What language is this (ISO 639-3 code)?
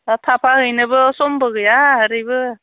brx